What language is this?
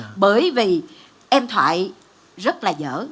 Vietnamese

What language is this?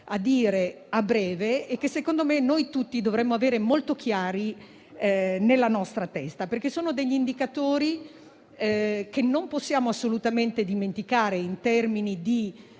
Italian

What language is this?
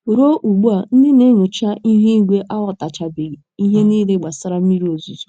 Igbo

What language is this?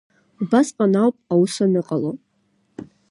Abkhazian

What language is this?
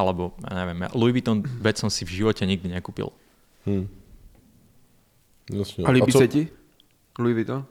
Czech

